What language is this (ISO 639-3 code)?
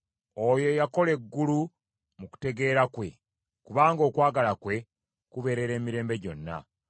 lug